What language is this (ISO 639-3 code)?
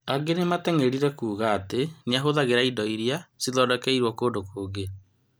kik